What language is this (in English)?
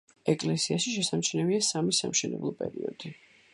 Georgian